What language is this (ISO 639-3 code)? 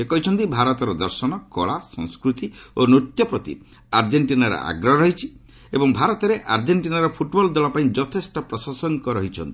ori